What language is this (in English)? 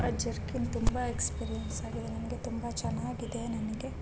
Kannada